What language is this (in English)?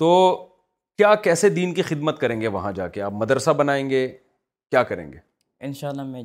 Urdu